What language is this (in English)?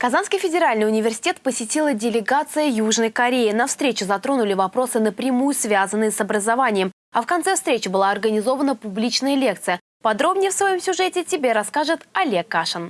Russian